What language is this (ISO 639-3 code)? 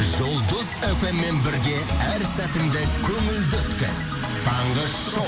kaz